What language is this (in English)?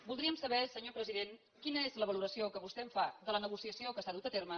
Catalan